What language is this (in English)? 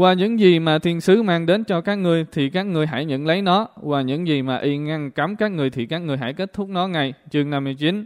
Vietnamese